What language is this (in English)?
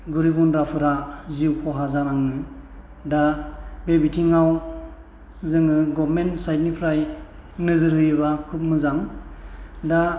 Bodo